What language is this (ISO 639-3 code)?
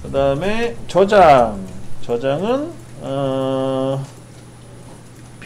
kor